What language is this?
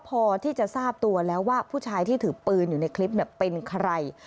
Thai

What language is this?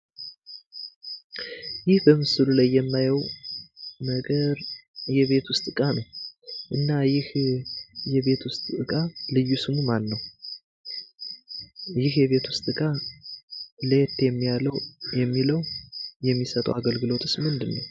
Amharic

